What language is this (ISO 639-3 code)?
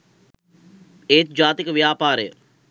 sin